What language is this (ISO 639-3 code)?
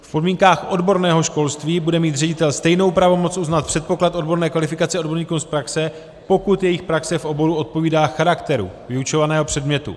ces